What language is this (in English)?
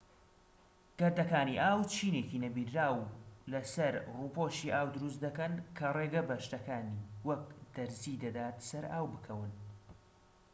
Central Kurdish